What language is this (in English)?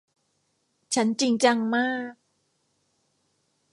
Thai